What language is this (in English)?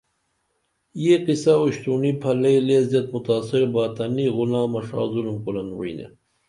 Dameli